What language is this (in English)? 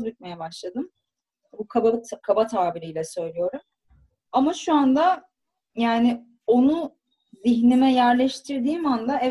Turkish